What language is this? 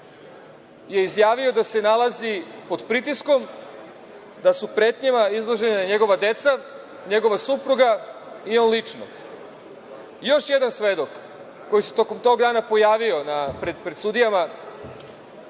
Serbian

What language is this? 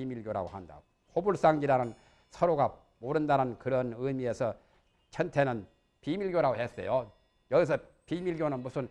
Korean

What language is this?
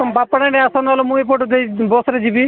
Odia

